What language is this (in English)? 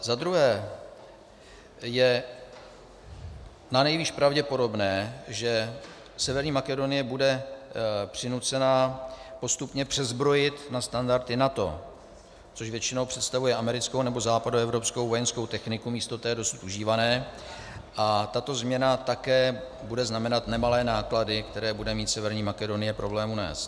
Czech